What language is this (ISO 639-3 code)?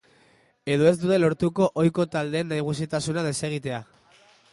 eus